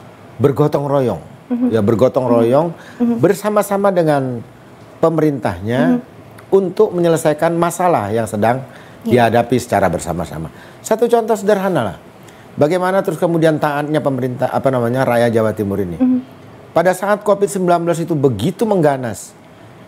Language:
Indonesian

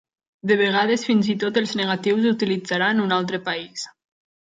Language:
Catalan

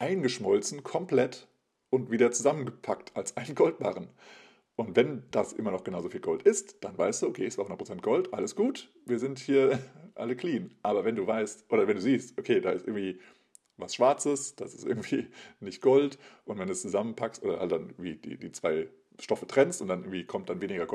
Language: German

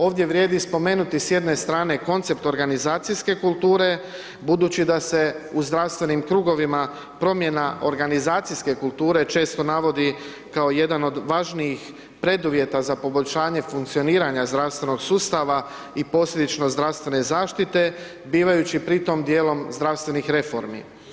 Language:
Croatian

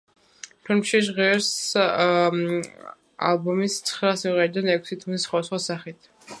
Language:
Georgian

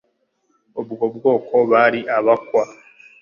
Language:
Kinyarwanda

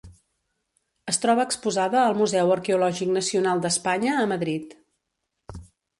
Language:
Catalan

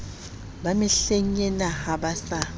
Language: Southern Sotho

